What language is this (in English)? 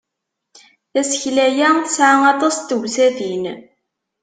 Kabyle